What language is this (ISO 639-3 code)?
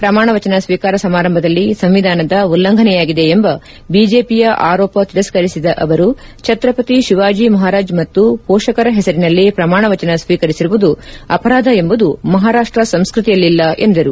kan